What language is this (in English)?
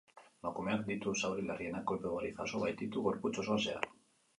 Basque